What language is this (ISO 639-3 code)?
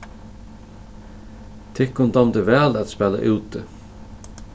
fao